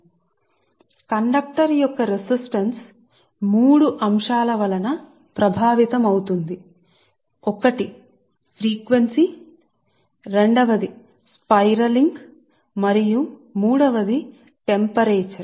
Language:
Telugu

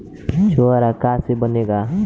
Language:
Bhojpuri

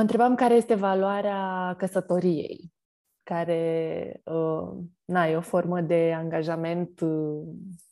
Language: Romanian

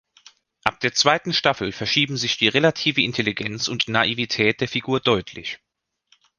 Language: German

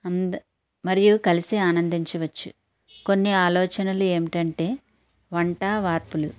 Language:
Telugu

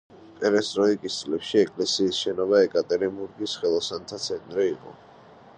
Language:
Georgian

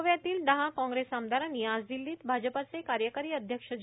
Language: Marathi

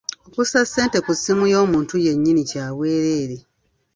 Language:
Ganda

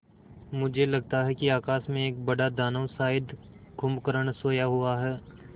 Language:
Hindi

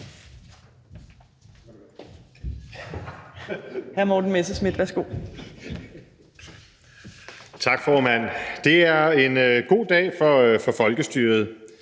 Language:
Danish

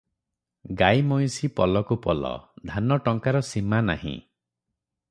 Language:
Odia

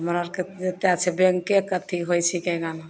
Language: Maithili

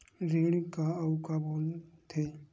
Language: Chhattisgarhi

